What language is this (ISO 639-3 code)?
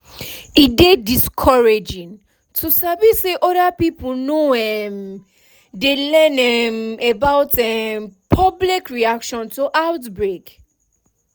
pcm